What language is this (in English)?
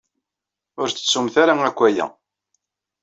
Kabyle